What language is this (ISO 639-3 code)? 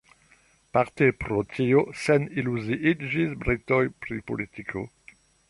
epo